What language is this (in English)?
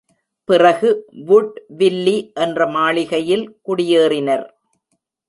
Tamil